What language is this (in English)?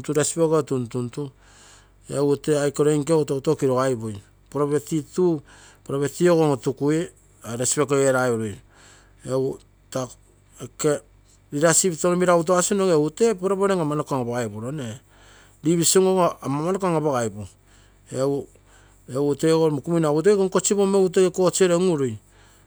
Terei